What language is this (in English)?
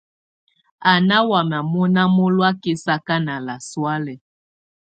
Tunen